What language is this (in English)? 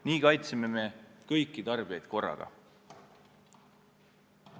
Estonian